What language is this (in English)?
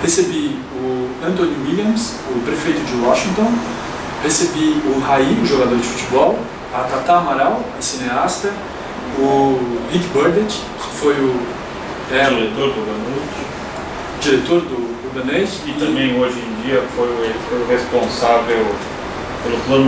Portuguese